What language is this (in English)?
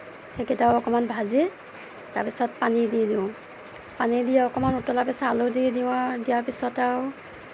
Assamese